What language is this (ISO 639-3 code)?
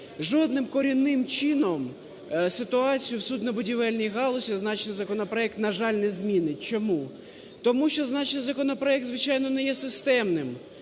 ukr